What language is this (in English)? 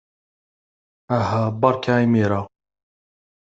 Kabyle